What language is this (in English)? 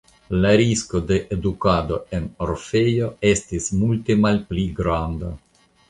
Esperanto